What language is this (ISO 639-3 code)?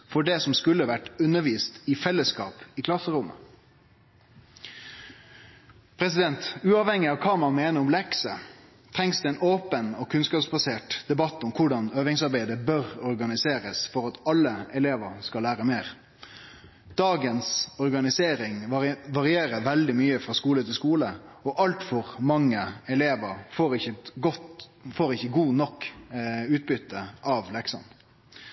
nno